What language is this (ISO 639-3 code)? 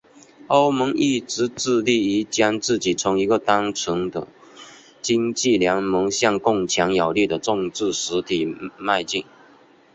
zho